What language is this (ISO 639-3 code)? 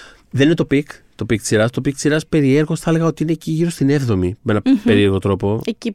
ell